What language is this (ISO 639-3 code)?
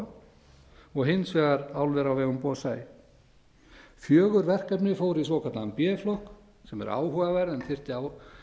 isl